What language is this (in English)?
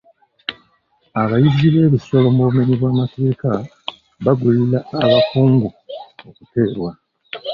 Ganda